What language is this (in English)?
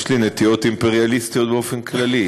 Hebrew